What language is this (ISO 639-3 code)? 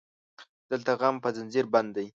pus